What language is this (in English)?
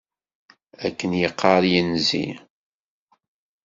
Kabyle